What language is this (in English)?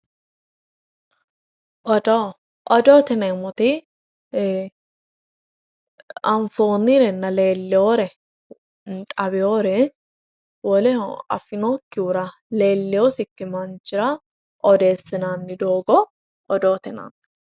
Sidamo